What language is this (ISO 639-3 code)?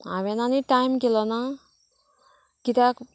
kok